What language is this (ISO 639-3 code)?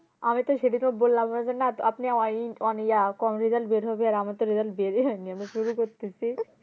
ben